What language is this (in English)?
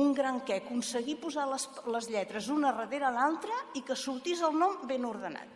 Spanish